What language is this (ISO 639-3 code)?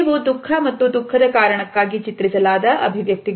kan